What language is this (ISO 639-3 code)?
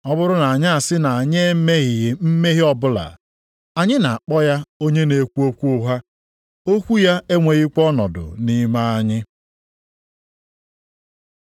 ibo